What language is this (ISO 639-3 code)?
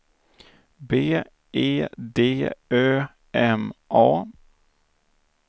swe